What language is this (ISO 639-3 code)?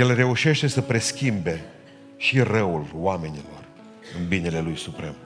ron